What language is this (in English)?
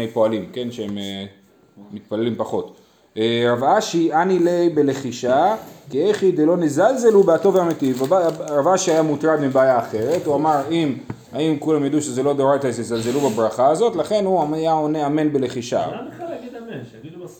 Hebrew